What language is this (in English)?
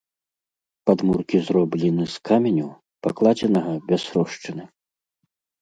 Belarusian